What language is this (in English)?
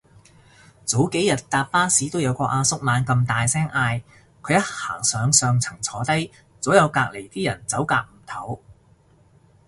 Cantonese